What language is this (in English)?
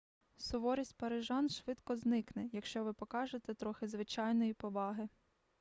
Ukrainian